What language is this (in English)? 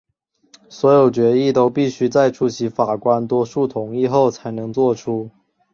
Chinese